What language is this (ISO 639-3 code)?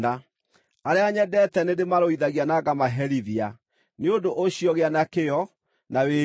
kik